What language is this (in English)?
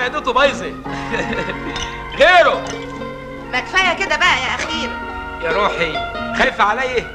Arabic